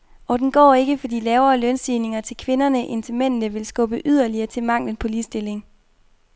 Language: Danish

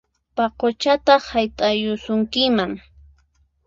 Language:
Puno Quechua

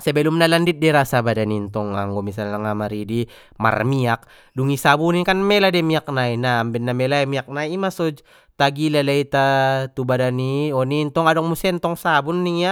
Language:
Batak Mandailing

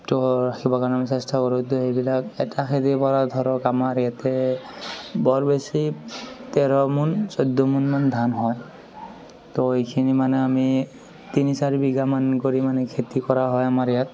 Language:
Assamese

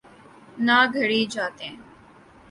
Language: Urdu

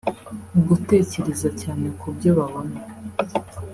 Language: Kinyarwanda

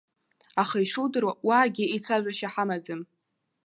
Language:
Abkhazian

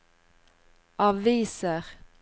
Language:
Norwegian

